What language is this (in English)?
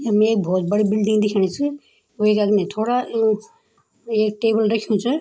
Garhwali